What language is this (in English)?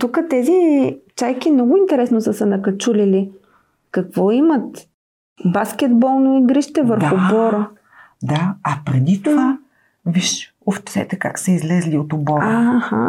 Bulgarian